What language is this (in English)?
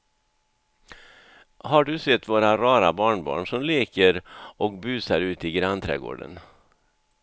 Swedish